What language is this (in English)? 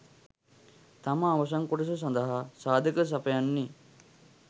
Sinhala